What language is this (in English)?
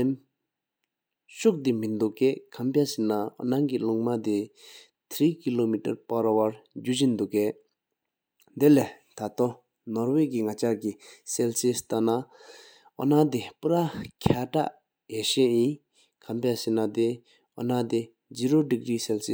Sikkimese